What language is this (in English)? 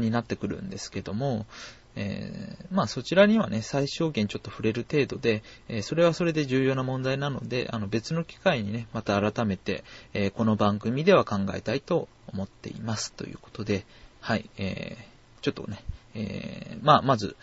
Japanese